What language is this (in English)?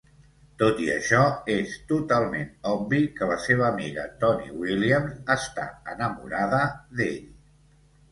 Catalan